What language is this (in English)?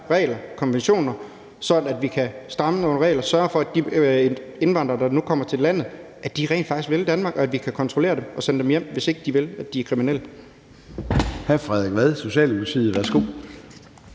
Danish